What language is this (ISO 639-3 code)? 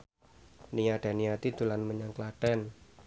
jav